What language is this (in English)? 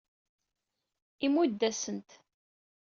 Kabyle